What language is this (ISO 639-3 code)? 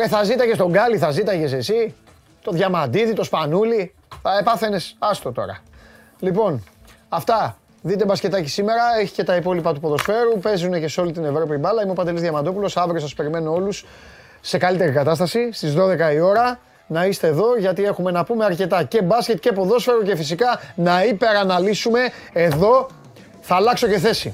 ell